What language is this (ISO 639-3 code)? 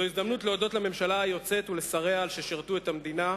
heb